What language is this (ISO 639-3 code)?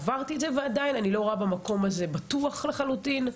heb